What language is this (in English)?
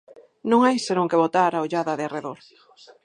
Galician